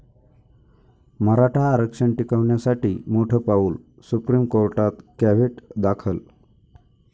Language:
Marathi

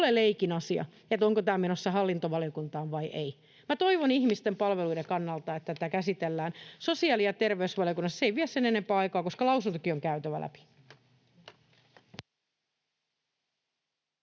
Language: Finnish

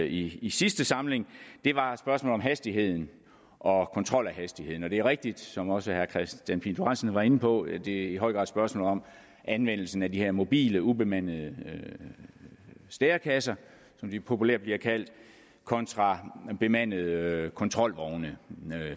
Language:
Danish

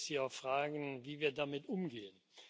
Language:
German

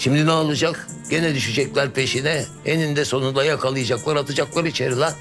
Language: Turkish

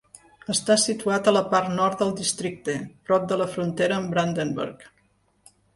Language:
Catalan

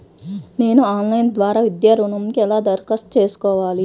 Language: Telugu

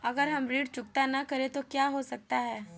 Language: Hindi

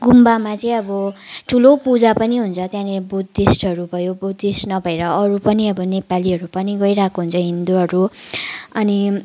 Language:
Nepali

